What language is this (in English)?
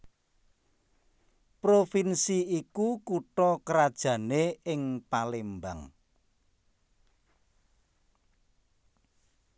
Javanese